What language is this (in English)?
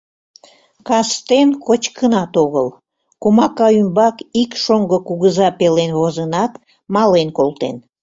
Mari